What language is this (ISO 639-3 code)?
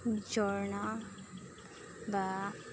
asm